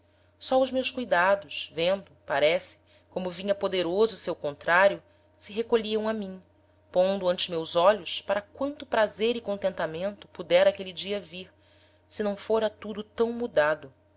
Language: Portuguese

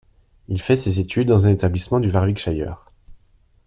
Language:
French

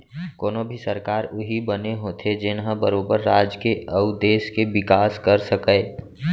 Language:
Chhattisgarhi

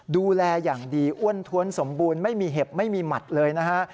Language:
Thai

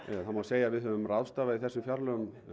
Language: Icelandic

